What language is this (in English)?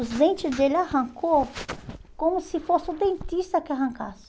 Portuguese